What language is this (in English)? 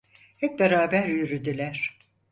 Turkish